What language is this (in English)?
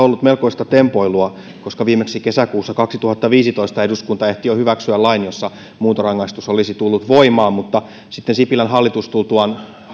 Finnish